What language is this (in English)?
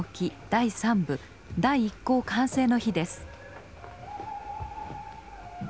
Japanese